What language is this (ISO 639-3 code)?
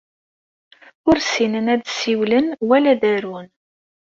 kab